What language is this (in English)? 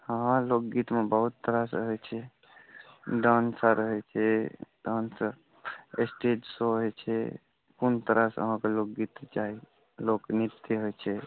Maithili